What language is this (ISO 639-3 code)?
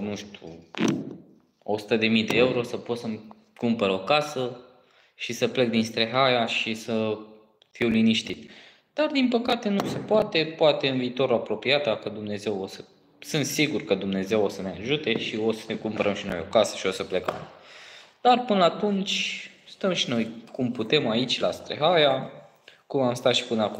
ron